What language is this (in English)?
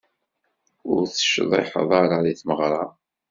Kabyle